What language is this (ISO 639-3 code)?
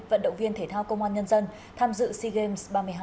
vie